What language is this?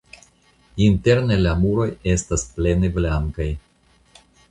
Esperanto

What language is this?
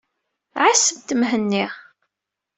Kabyle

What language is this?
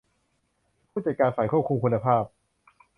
Thai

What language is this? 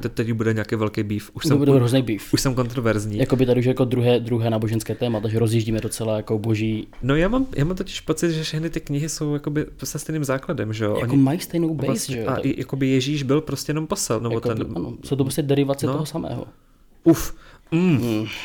Czech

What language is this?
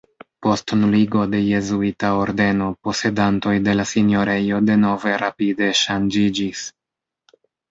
Esperanto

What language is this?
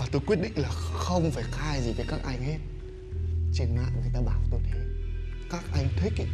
Vietnamese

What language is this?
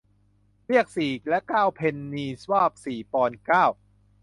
Thai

